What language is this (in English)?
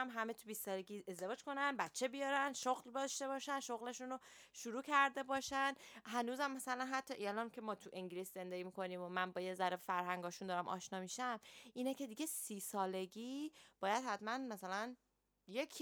Persian